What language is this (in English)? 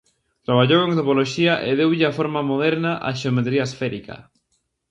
Galician